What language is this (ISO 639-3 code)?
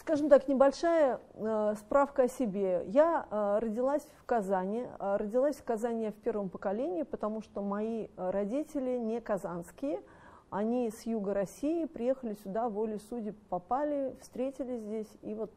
rus